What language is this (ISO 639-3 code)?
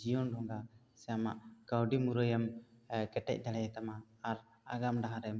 sat